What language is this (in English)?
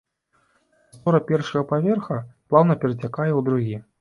Belarusian